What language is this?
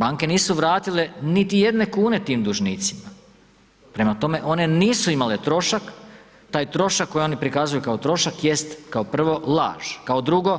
Croatian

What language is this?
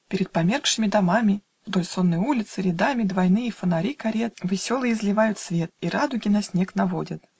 Russian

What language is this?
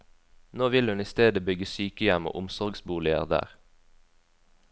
Norwegian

